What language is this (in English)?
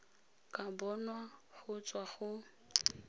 Tswana